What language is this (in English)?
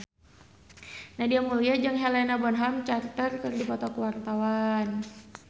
Sundanese